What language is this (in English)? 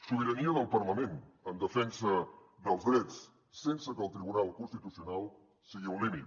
Catalan